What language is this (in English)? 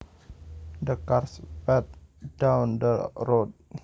Javanese